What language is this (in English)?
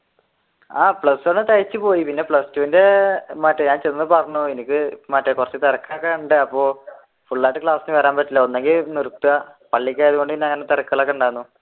Malayalam